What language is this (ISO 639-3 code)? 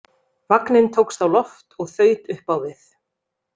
isl